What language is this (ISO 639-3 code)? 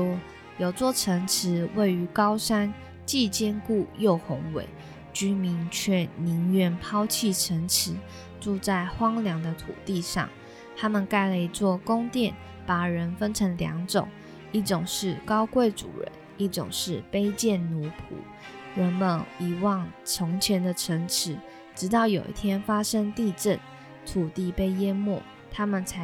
zho